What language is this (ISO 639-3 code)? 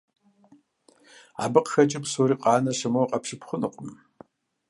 kbd